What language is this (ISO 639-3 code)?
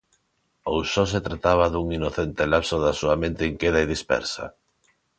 glg